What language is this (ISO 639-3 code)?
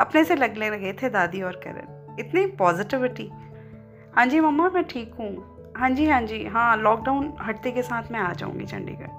hin